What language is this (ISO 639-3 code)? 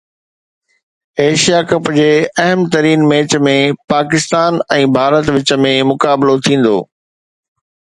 snd